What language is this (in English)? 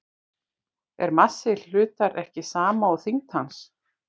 Icelandic